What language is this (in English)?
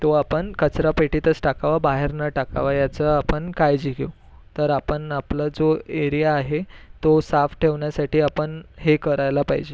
Marathi